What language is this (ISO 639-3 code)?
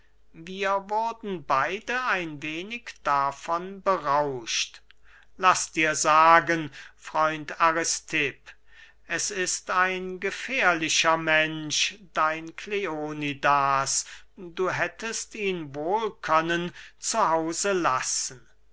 deu